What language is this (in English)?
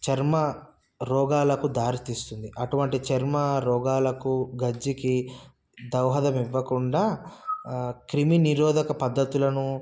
Telugu